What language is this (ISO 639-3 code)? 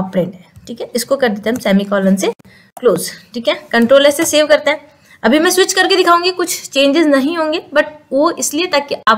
hin